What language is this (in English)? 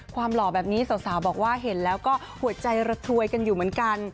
Thai